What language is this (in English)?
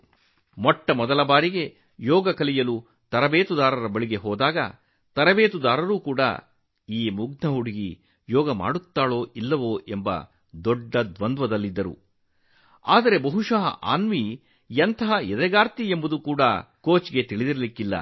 Kannada